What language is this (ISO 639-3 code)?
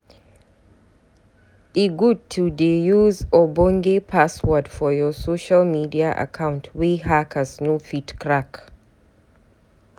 pcm